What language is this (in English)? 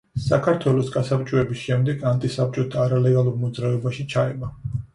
Georgian